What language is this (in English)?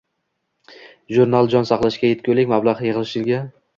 Uzbek